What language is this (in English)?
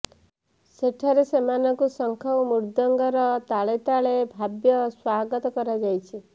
Odia